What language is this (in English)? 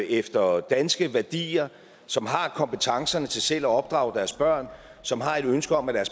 Danish